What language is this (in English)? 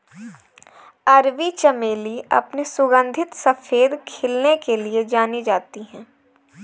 Hindi